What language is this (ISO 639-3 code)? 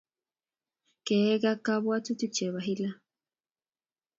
kln